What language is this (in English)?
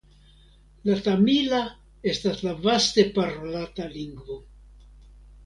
Esperanto